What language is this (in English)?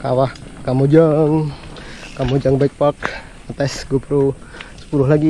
Indonesian